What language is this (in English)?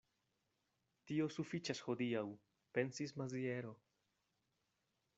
Esperanto